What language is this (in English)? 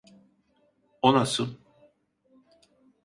Turkish